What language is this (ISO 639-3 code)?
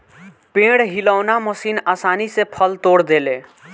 bho